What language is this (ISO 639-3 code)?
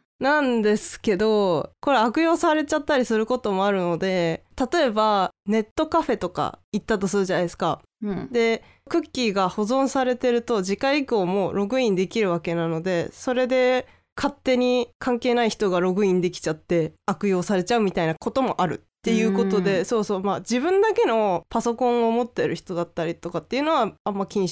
jpn